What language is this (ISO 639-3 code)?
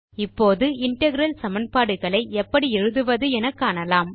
tam